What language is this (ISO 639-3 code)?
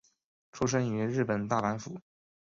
zho